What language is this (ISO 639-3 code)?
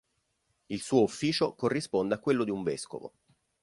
ita